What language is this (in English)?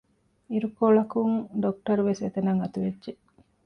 Divehi